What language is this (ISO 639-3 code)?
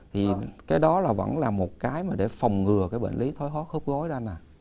vie